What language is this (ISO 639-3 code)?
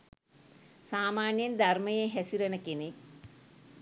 sin